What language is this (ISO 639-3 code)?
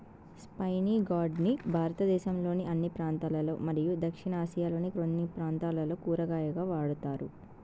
tel